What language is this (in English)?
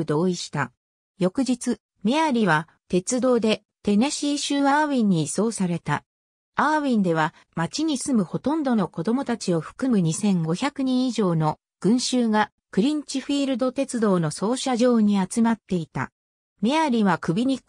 Japanese